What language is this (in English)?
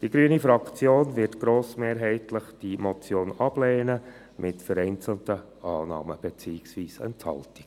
Swiss German